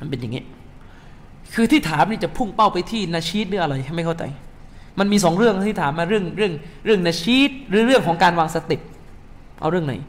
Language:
Thai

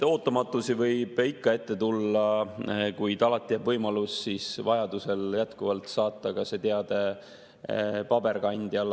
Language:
Estonian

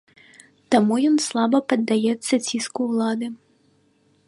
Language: Belarusian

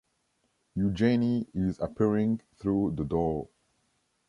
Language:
English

